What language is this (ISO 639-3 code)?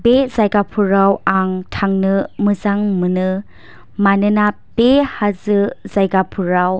brx